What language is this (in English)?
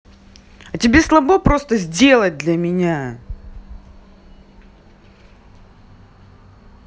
Russian